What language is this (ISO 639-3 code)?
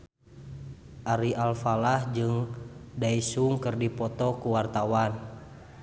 sun